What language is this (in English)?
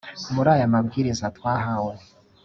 Kinyarwanda